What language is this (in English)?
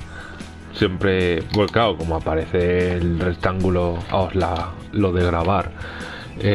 Spanish